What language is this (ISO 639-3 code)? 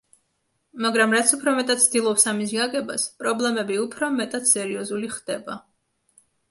kat